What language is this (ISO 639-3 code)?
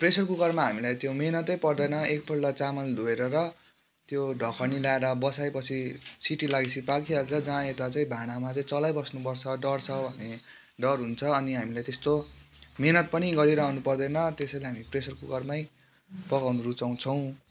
nep